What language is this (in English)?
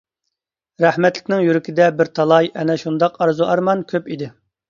Uyghur